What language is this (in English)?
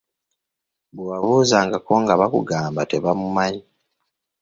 Ganda